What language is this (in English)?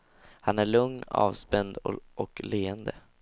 Swedish